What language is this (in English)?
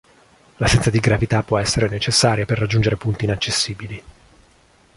Italian